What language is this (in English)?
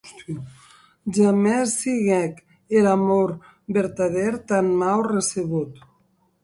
Occitan